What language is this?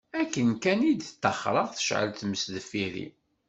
Kabyle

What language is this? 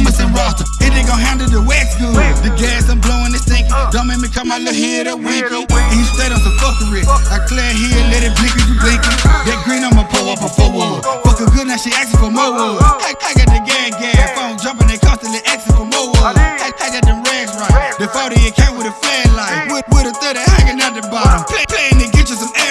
English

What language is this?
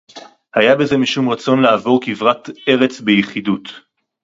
Hebrew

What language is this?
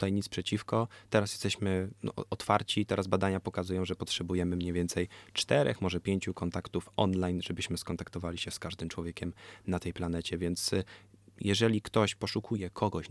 Polish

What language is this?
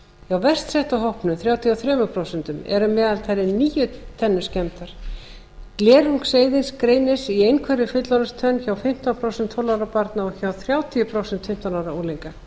Icelandic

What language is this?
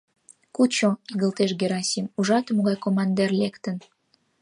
Mari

